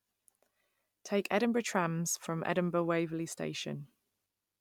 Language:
English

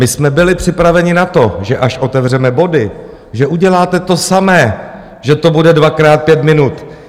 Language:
Czech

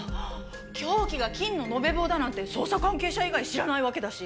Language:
Japanese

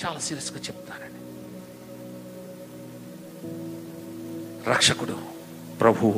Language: Telugu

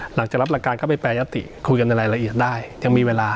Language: Thai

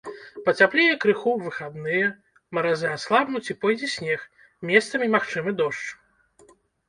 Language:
Belarusian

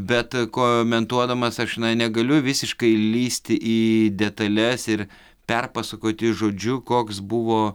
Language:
Lithuanian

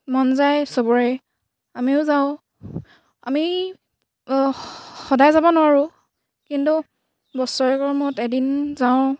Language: Assamese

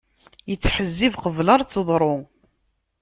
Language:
Kabyle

